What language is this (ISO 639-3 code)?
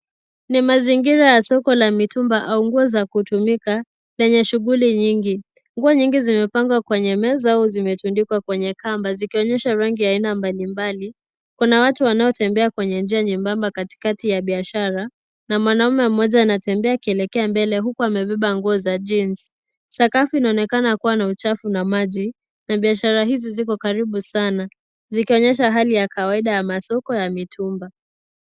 swa